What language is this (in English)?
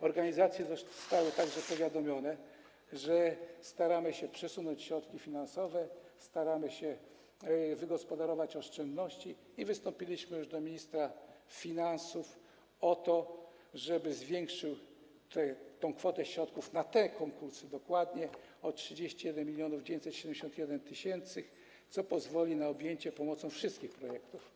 Polish